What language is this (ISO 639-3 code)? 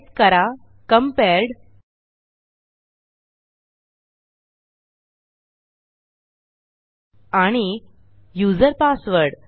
mar